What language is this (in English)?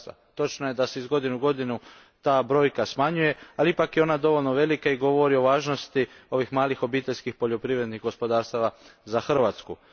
Croatian